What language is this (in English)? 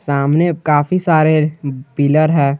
Hindi